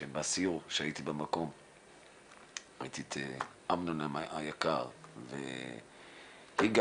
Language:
Hebrew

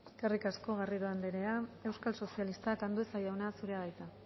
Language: Basque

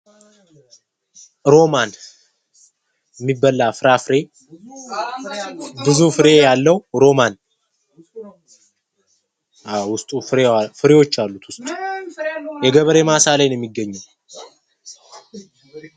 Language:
Amharic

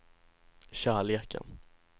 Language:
Swedish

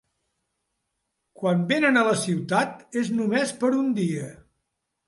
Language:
Catalan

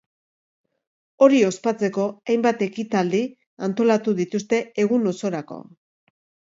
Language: Basque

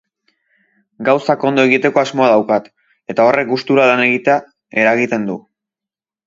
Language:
Basque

